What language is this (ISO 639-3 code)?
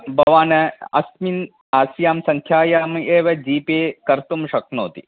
san